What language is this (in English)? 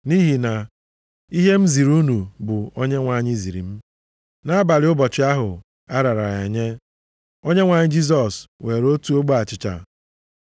Igbo